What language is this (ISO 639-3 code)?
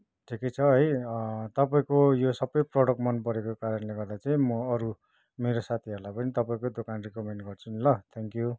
nep